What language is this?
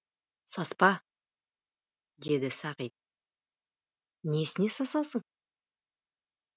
Kazakh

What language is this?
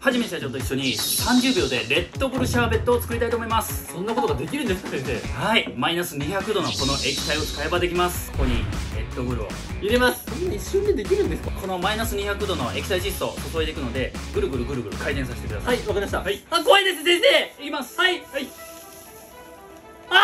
Japanese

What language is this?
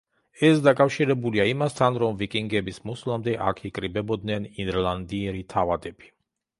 Georgian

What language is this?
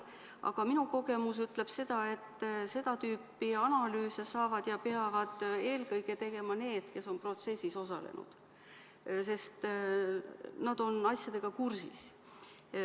Estonian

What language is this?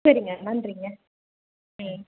Tamil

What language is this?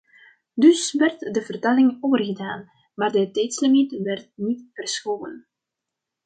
Dutch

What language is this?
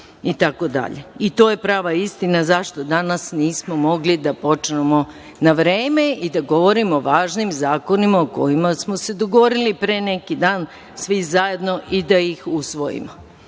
Serbian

